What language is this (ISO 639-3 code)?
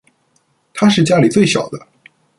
zho